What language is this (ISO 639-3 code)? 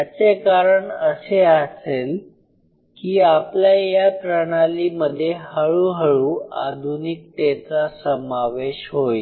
mar